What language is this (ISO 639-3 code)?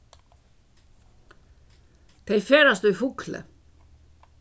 fao